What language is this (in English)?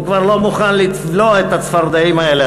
Hebrew